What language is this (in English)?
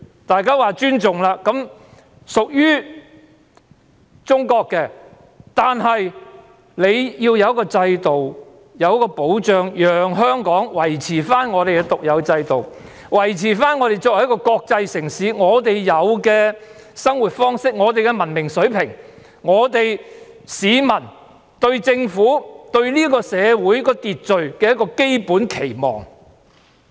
Cantonese